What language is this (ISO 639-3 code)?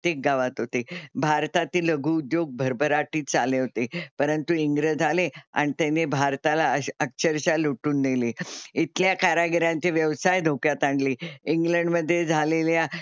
mar